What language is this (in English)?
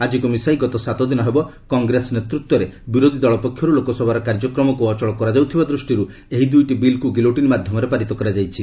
Odia